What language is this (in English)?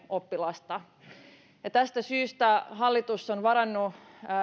Finnish